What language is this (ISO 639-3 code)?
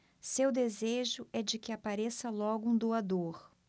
por